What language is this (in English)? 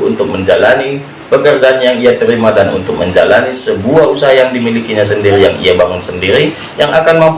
Indonesian